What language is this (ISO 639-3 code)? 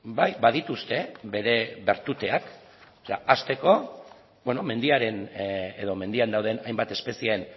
eus